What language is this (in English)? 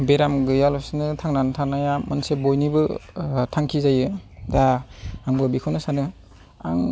Bodo